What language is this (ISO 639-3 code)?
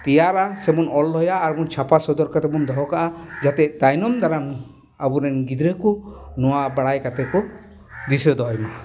sat